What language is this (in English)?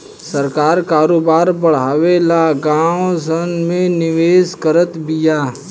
Bhojpuri